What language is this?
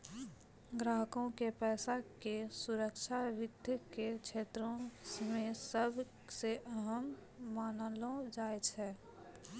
Maithili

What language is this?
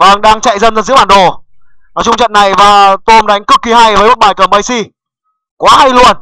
Vietnamese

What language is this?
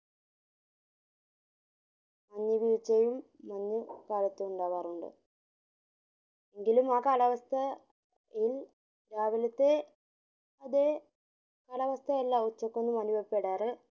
Malayalam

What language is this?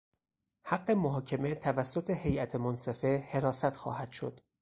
Persian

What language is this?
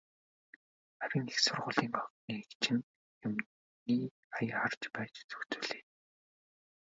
Mongolian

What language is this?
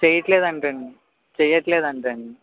Telugu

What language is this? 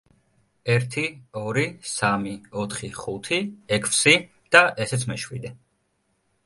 Georgian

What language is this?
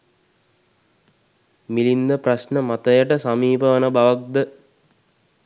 Sinhala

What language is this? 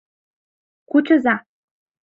Mari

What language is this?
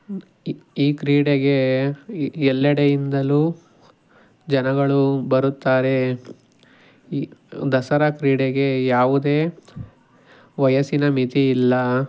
Kannada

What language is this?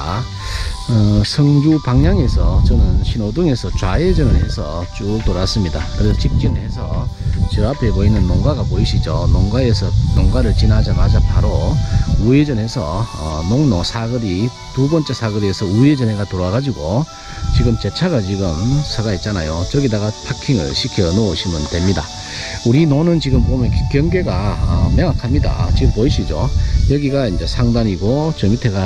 Korean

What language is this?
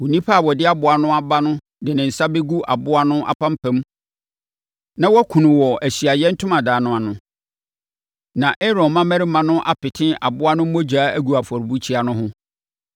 Akan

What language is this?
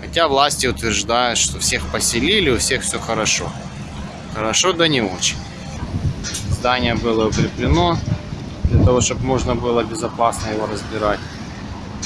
Russian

